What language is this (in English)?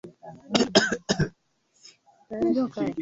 Swahili